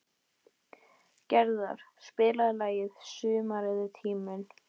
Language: Icelandic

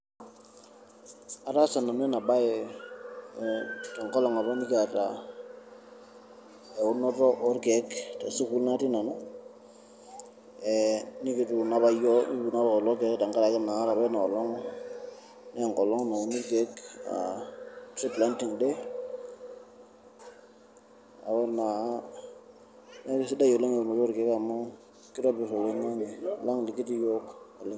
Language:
Masai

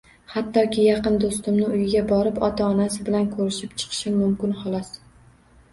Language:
Uzbek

